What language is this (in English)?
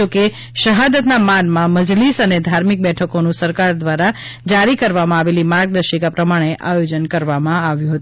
Gujarati